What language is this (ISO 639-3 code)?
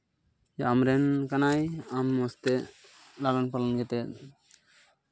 sat